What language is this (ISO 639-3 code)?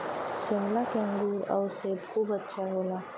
bho